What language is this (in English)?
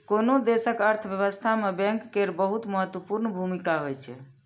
Maithili